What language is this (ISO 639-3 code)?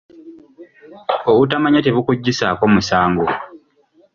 lug